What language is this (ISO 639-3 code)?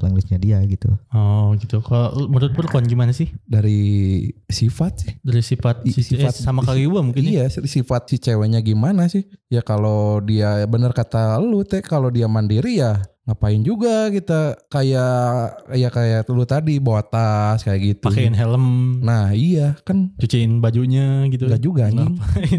ind